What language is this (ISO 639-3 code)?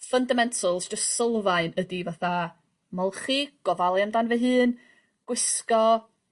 cym